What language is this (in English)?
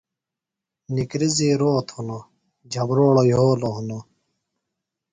Phalura